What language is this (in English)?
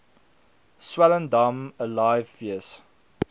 Afrikaans